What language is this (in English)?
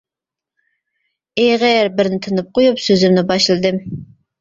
Uyghur